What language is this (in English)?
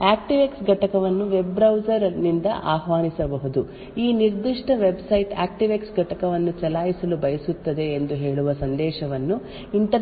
Kannada